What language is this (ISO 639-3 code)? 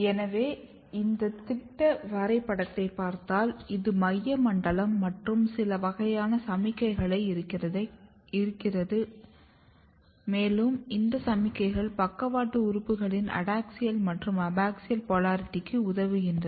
tam